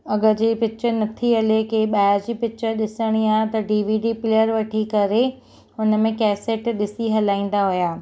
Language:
Sindhi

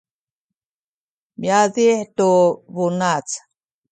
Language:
Sakizaya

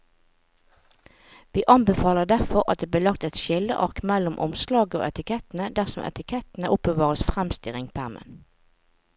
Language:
Norwegian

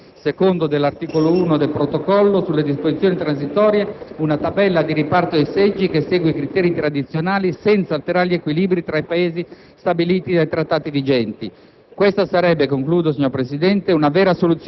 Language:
Italian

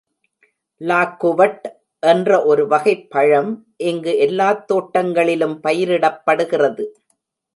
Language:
Tamil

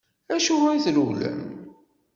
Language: Kabyle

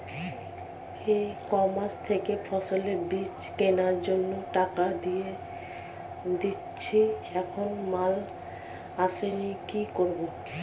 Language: Bangla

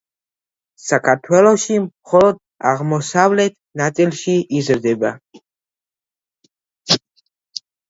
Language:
Georgian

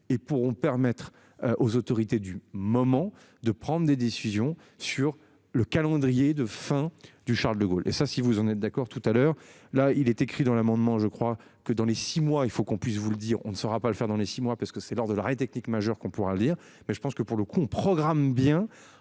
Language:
French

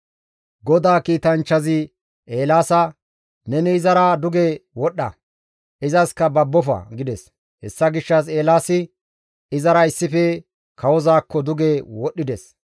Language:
Gamo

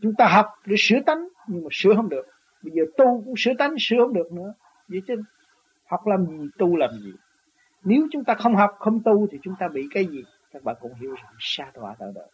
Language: Vietnamese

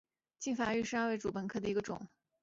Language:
Chinese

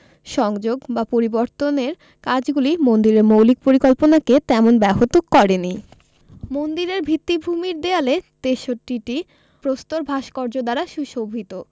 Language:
Bangla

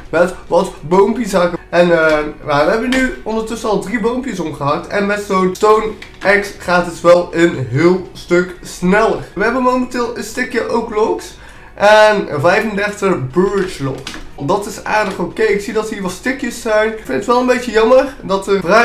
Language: Dutch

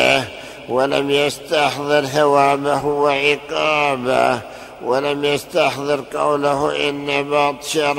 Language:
Arabic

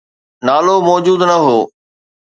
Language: Sindhi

